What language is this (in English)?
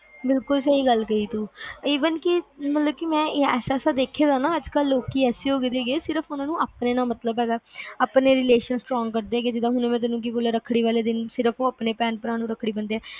Punjabi